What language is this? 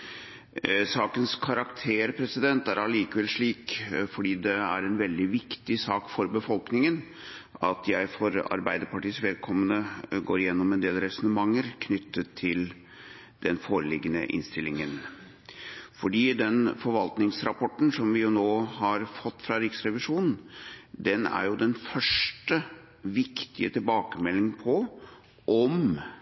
Norwegian Bokmål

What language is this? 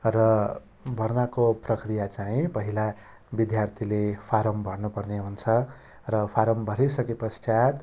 Nepali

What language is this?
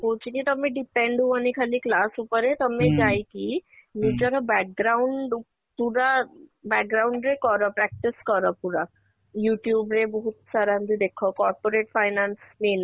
Odia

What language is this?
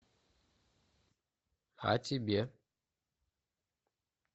Russian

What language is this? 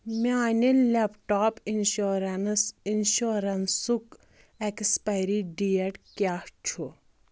Kashmiri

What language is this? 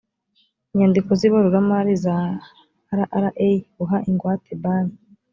Kinyarwanda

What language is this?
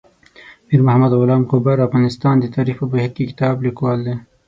Pashto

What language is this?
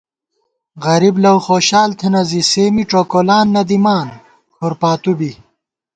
Gawar-Bati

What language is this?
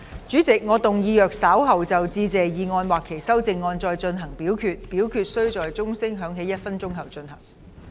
Cantonese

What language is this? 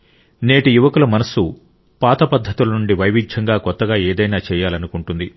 Telugu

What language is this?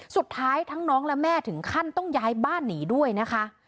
Thai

